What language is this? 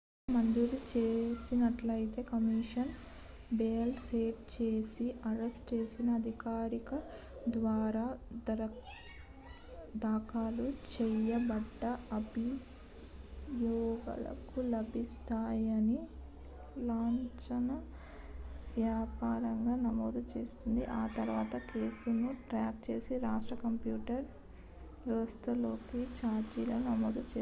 Telugu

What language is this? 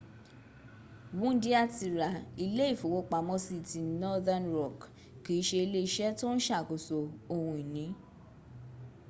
Yoruba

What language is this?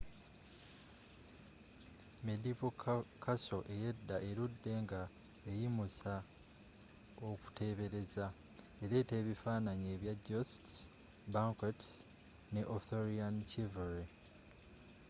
Ganda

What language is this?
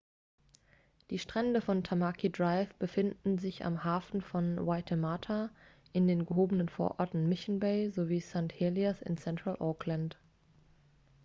German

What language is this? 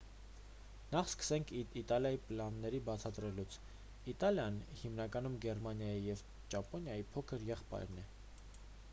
Armenian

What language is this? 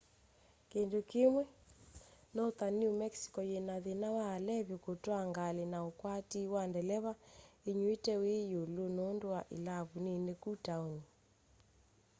Kamba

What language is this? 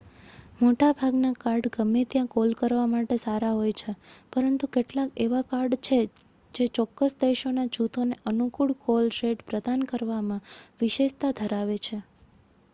Gujarati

